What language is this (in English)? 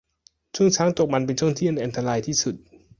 Thai